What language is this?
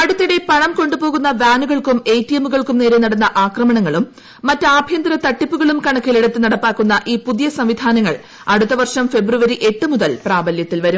Malayalam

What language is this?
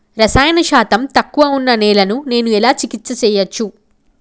Telugu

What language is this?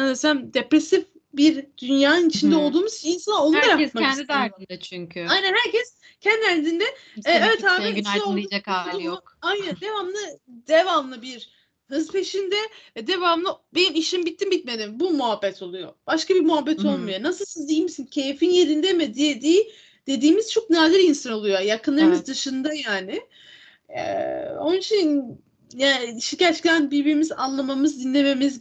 Turkish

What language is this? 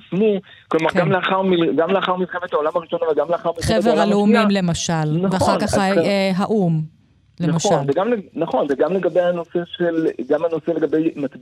Hebrew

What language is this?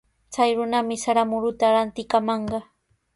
Sihuas Ancash Quechua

